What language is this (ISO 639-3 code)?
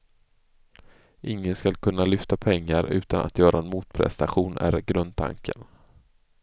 swe